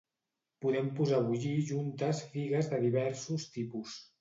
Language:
Catalan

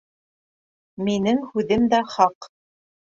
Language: Bashkir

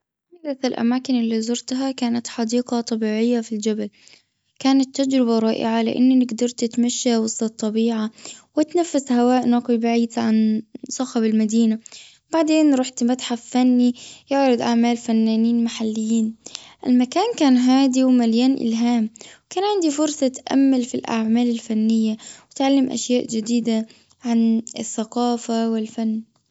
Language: Gulf Arabic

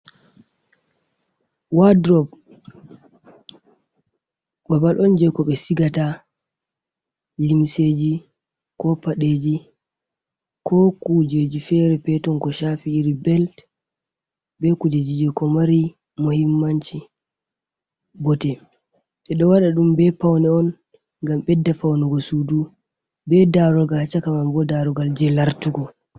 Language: Fula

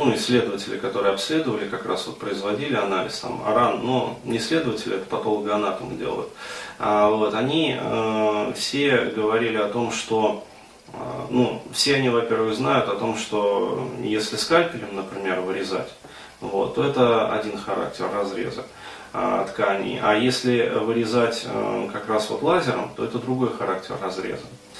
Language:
Russian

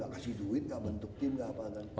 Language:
Indonesian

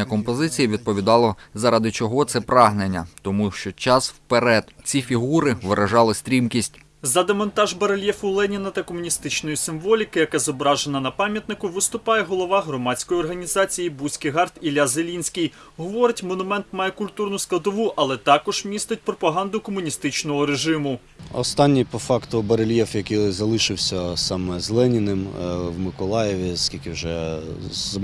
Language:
Ukrainian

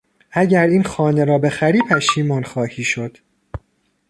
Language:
Persian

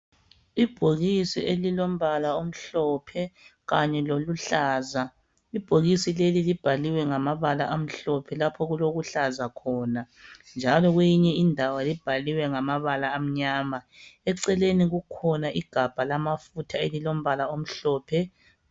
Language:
North Ndebele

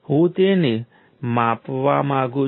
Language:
Gujarati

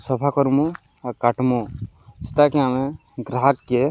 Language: Odia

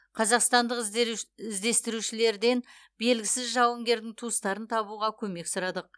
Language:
Kazakh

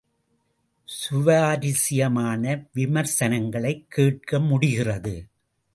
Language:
Tamil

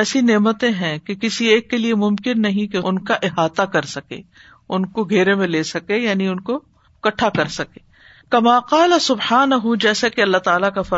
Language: Urdu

